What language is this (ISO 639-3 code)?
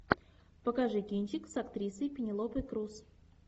rus